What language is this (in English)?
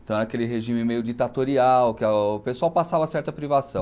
Portuguese